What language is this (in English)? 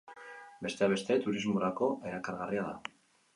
Basque